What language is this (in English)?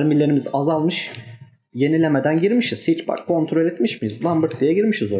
Turkish